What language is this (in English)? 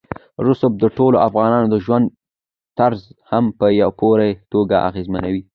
Pashto